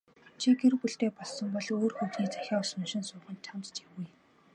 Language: Mongolian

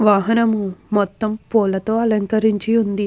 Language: Telugu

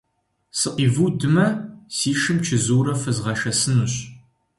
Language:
Kabardian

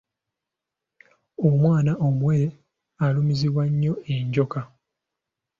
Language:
Ganda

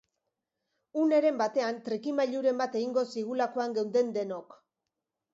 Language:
Basque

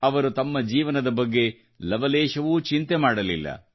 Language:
Kannada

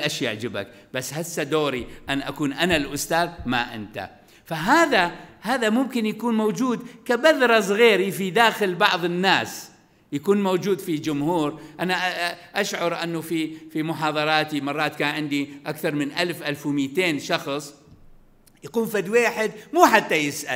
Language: Arabic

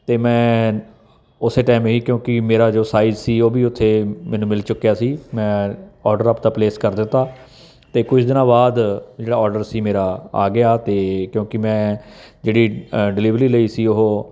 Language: Punjabi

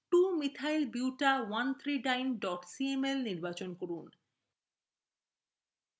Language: Bangla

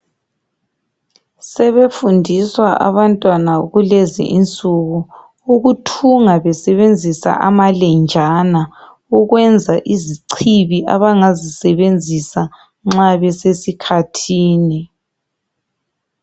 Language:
North Ndebele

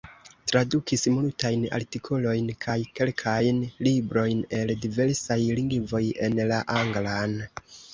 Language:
Esperanto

